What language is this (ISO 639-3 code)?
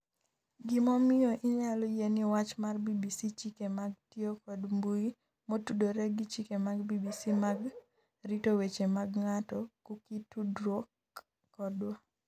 luo